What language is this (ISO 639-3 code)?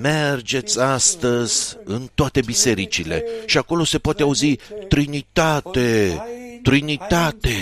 ron